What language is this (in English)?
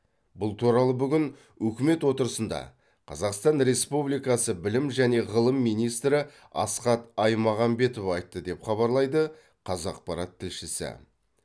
Kazakh